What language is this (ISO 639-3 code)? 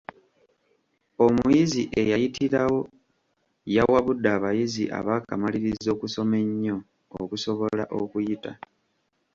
lug